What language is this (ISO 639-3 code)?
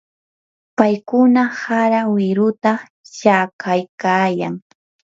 qur